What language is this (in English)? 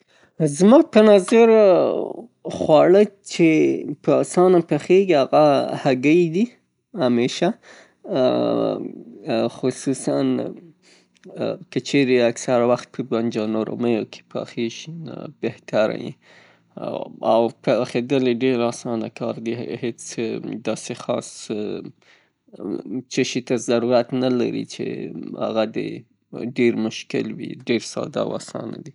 Pashto